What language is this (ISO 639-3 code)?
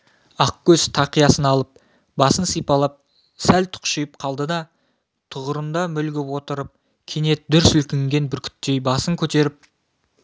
kaz